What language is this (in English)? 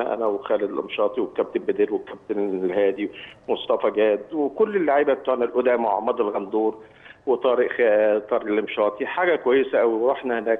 Arabic